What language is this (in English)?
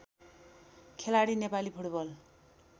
Nepali